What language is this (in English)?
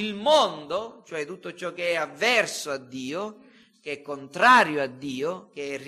Italian